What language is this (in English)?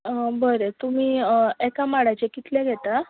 Konkani